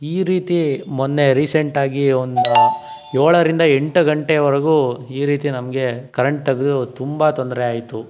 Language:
Kannada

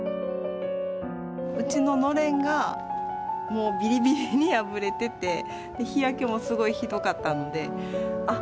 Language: Japanese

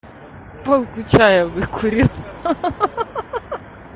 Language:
Russian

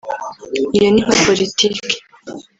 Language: Kinyarwanda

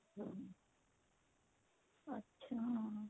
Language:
Punjabi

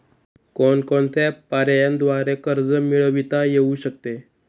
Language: Marathi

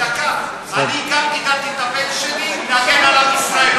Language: Hebrew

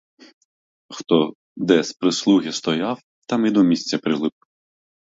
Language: Ukrainian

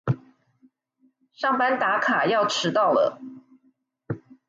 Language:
Chinese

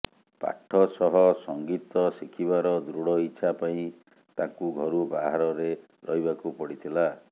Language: Odia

